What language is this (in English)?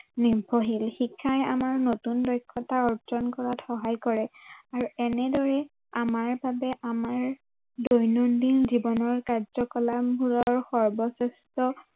Assamese